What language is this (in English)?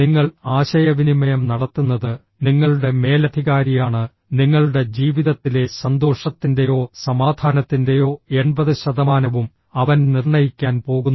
Malayalam